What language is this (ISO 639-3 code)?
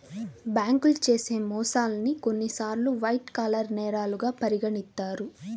tel